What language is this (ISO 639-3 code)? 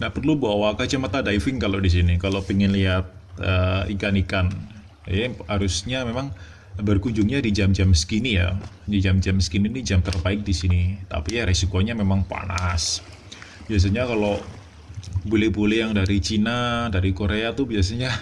ind